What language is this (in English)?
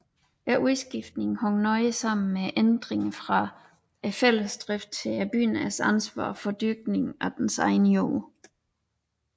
Danish